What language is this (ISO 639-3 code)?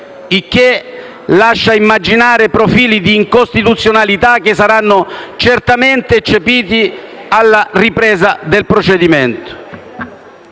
ita